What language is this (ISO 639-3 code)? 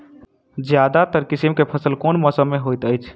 mai